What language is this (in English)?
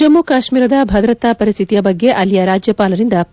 Kannada